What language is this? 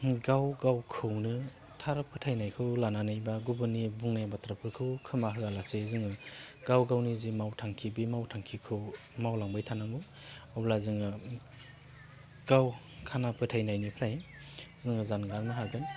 Bodo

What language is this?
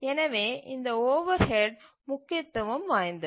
Tamil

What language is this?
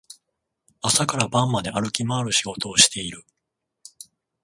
Japanese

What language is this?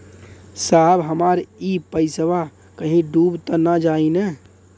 Bhojpuri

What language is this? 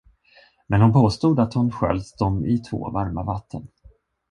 Swedish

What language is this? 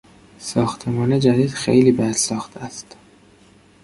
Persian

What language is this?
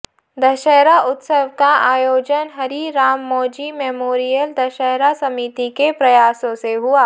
Hindi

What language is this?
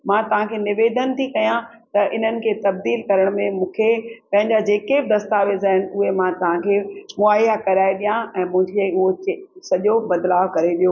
Sindhi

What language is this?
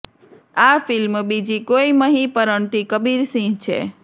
Gujarati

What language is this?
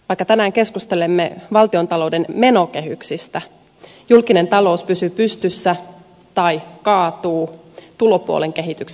Finnish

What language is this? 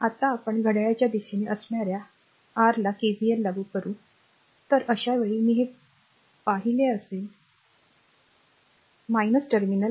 Marathi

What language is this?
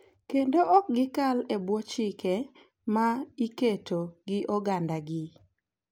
Luo (Kenya and Tanzania)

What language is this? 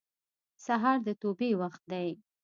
Pashto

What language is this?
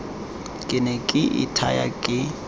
Tswana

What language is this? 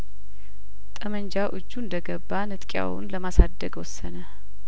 Amharic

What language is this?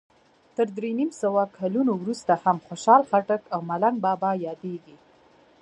Pashto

